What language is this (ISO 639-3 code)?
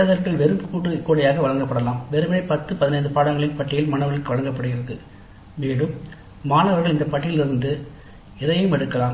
tam